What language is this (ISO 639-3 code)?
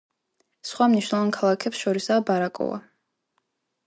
kat